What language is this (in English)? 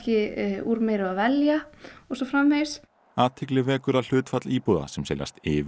Icelandic